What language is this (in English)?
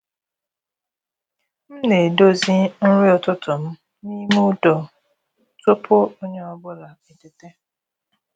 Igbo